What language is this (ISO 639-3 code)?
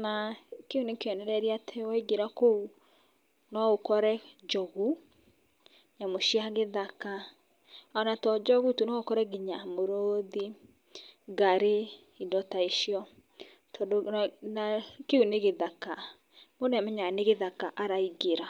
kik